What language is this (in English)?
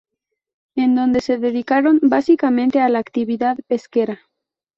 Spanish